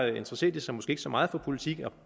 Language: Danish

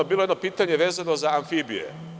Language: Serbian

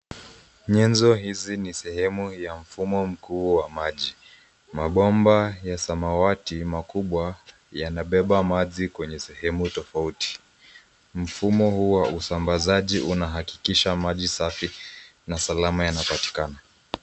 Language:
Swahili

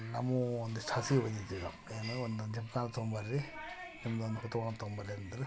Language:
Kannada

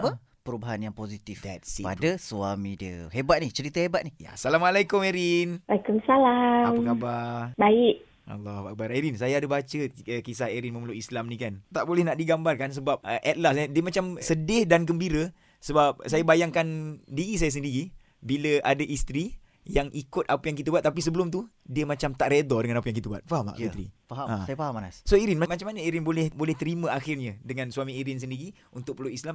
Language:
Malay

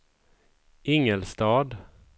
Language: Swedish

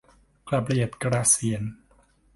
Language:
Thai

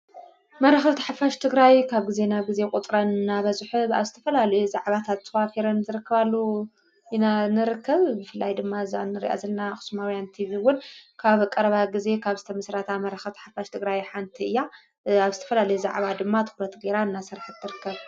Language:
Tigrinya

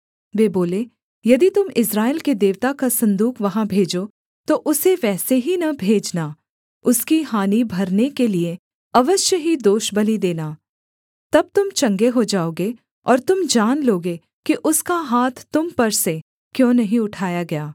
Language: Hindi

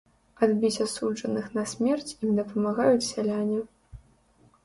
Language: Belarusian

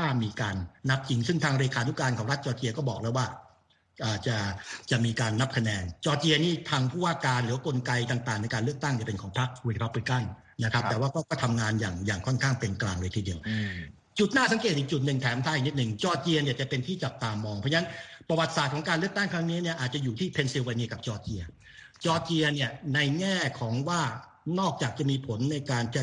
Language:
Thai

